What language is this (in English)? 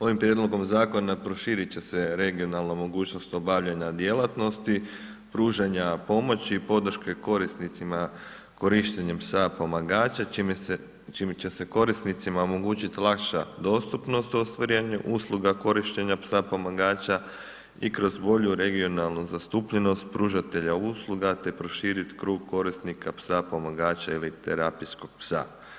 Croatian